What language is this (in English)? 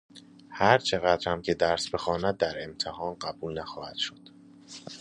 Persian